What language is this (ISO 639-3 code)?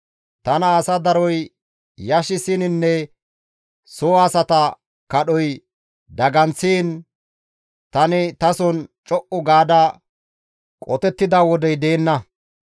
gmv